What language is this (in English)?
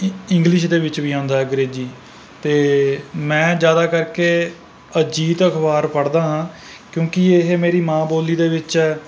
Punjabi